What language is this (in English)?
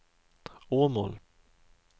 Swedish